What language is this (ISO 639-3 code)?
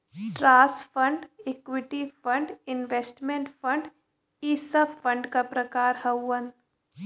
bho